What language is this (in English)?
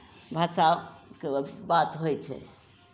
Maithili